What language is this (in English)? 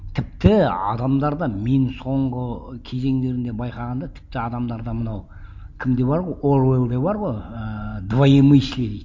Kazakh